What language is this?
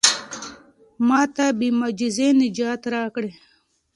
Pashto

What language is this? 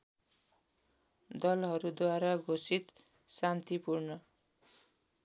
Nepali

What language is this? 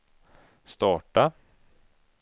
Swedish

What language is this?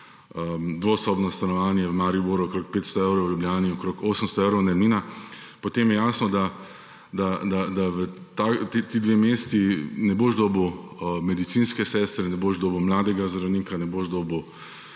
Slovenian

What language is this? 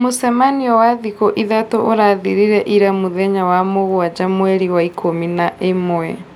Kikuyu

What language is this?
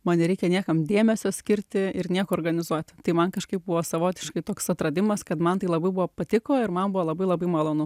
Lithuanian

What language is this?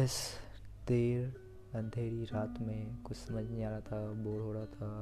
Hindi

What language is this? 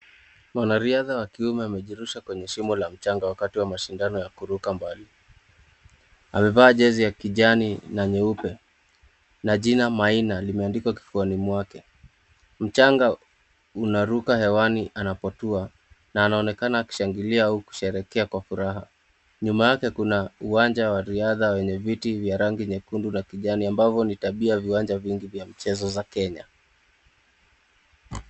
Swahili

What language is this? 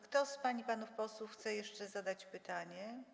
Polish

